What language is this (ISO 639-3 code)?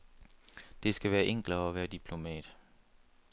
dan